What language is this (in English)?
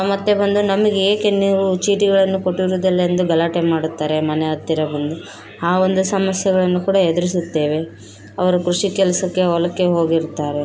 Kannada